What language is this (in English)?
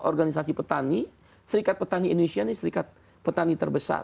Indonesian